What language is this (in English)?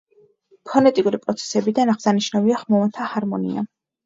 Georgian